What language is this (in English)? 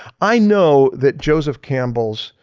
English